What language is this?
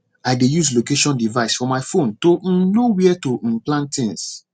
Nigerian Pidgin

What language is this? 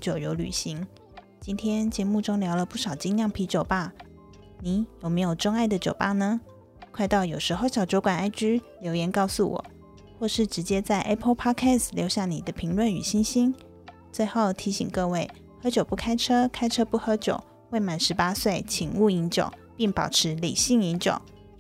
Chinese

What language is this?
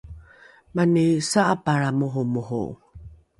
Rukai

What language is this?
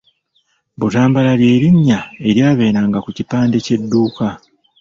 Ganda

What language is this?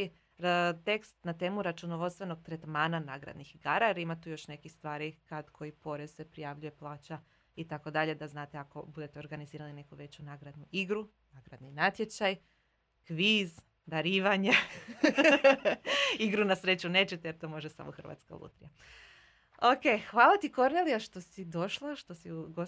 Croatian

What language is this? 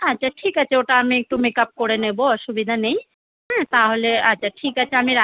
Bangla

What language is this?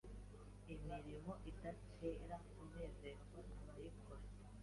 Kinyarwanda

